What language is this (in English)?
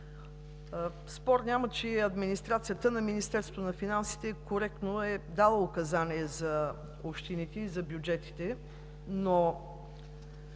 Bulgarian